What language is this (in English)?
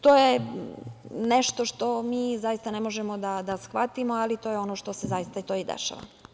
Serbian